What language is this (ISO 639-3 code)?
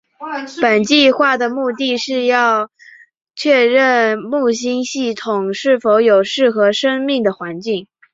zho